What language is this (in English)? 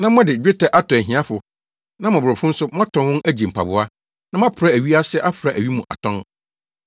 Akan